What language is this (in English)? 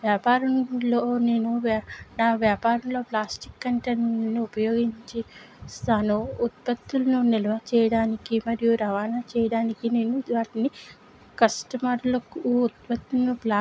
Telugu